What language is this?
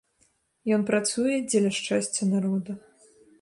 Belarusian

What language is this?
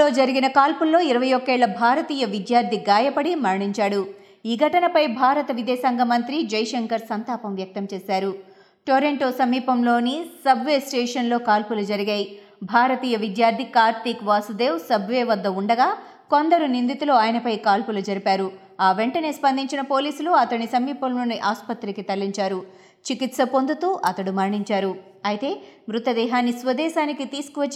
Telugu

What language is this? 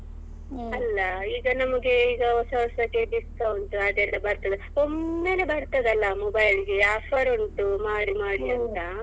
Kannada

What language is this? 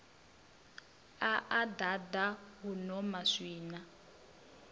Venda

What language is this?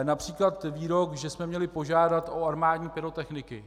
Czech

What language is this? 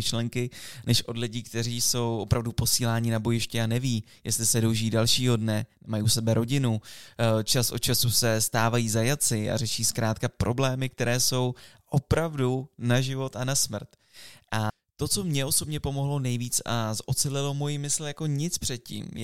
Czech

